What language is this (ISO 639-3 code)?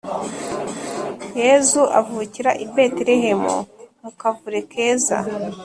kin